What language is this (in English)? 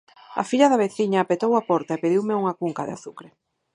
Galician